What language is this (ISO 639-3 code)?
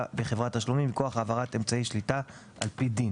heb